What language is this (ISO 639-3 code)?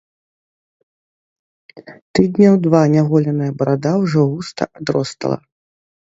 bel